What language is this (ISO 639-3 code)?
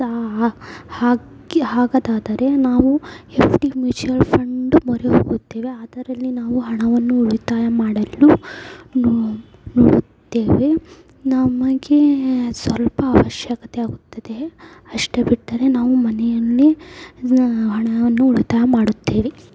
kan